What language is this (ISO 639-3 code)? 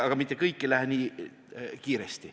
est